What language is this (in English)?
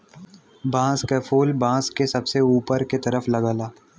Bhojpuri